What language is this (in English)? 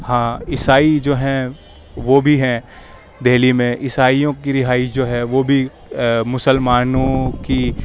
Urdu